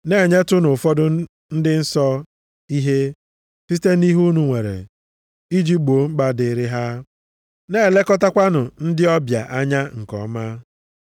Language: Igbo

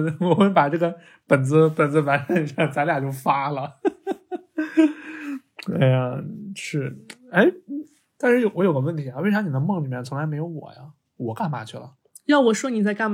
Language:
Chinese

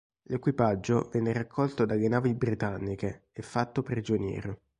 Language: Italian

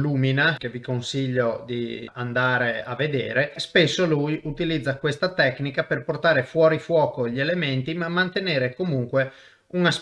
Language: Italian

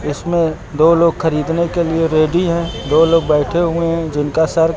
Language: Hindi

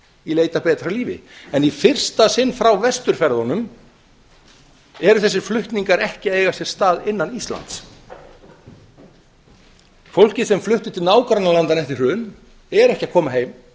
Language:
Icelandic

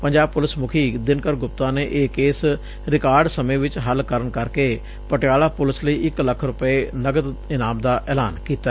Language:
Punjabi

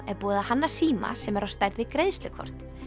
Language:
Icelandic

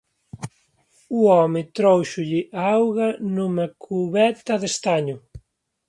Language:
Galician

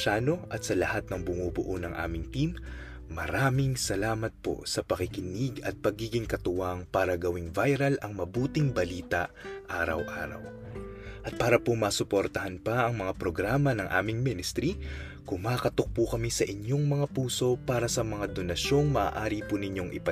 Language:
Filipino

